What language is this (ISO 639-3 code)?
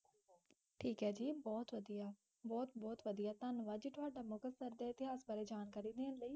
pan